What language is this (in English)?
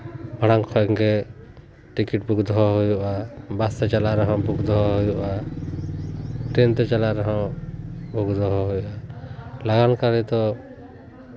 Santali